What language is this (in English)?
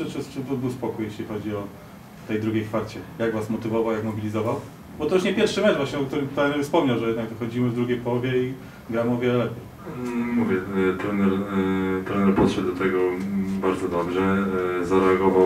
Polish